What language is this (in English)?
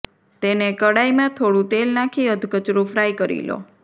Gujarati